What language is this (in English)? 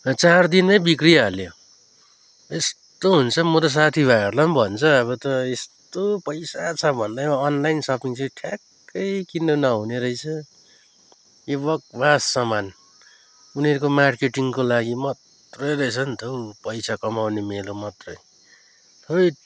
Nepali